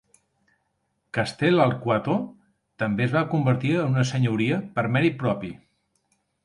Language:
Catalan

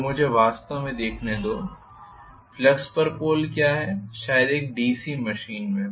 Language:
Hindi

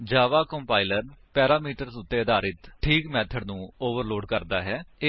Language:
Punjabi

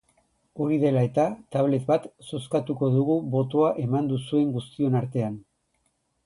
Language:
Basque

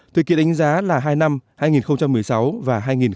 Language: Vietnamese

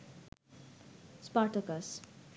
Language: Bangla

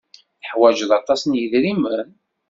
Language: Kabyle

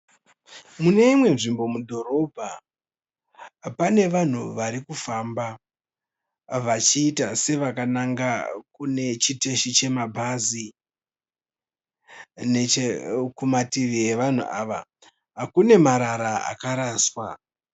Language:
Shona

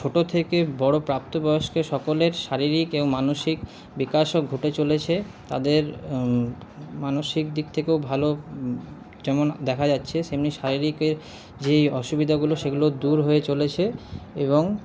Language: Bangla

